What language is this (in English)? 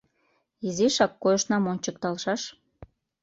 Mari